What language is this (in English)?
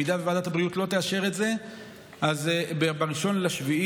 Hebrew